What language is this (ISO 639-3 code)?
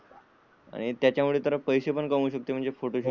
mar